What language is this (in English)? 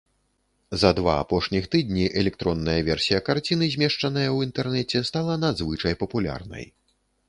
Belarusian